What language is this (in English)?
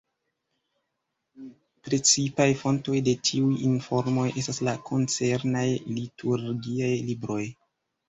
Esperanto